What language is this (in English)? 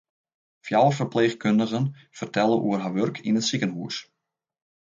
Western Frisian